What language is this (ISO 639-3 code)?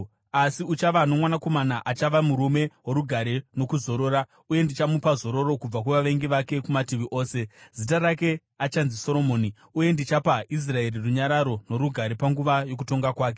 sna